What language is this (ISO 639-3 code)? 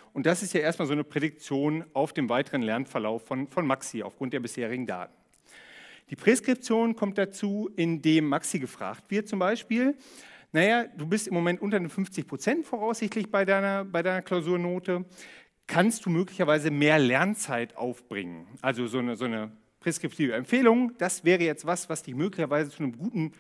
deu